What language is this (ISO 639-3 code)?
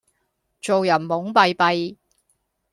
yue